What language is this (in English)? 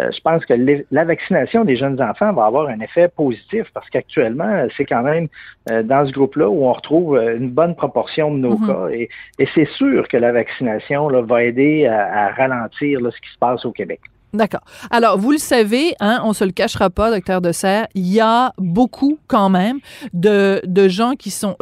French